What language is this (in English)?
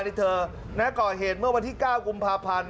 Thai